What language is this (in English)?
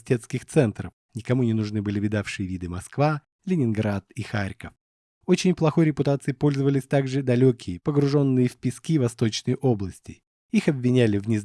Russian